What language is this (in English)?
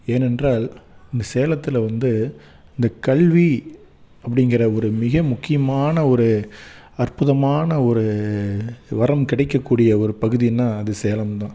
Tamil